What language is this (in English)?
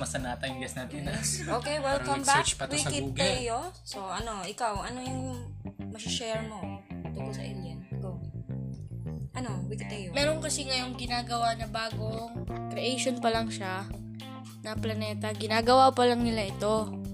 Filipino